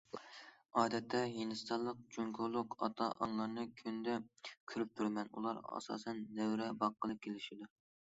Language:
Uyghur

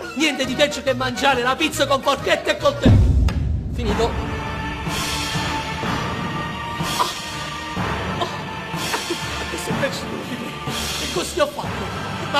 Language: Italian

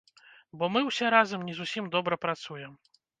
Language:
Belarusian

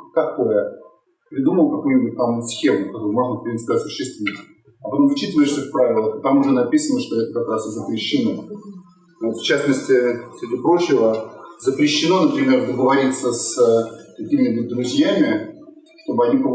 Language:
Russian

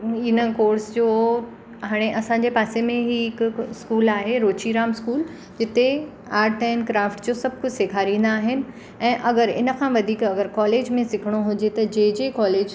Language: Sindhi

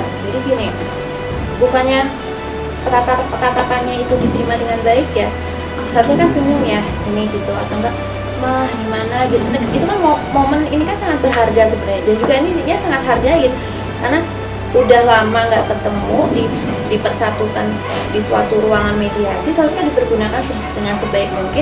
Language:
Indonesian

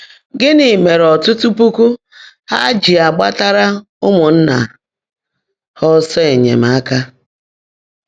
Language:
Igbo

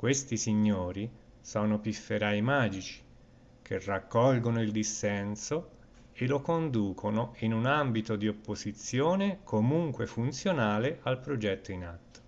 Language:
Italian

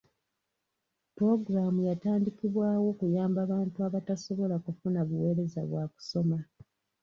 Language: Ganda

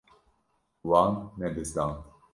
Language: Kurdish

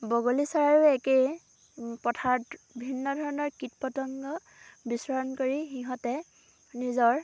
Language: Assamese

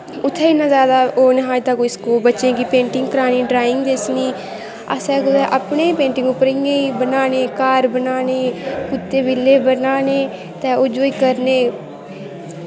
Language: Dogri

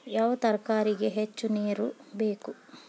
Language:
Kannada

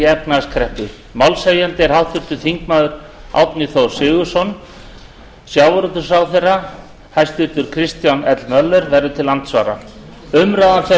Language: Icelandic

